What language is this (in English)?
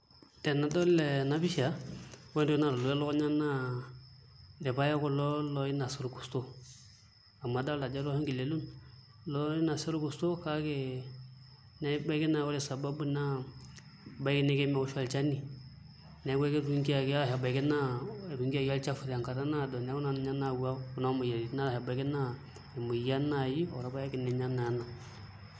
Masai